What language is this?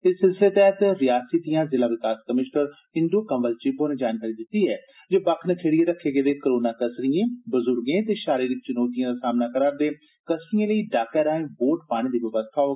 Dogri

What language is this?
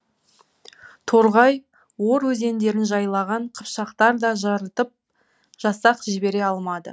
Kazakh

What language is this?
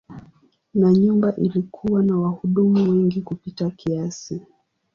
Swahili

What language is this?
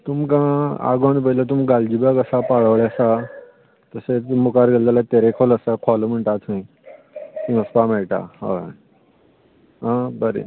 Konkani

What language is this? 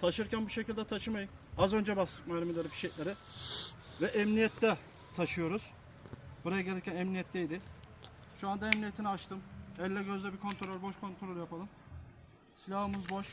Turkish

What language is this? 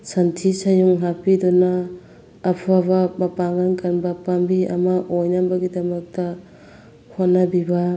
Manipuri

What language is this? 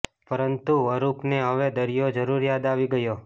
Gujarati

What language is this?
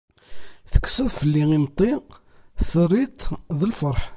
Kabyle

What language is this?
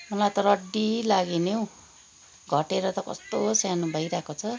Nepali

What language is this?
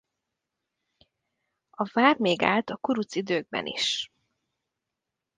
Hungarian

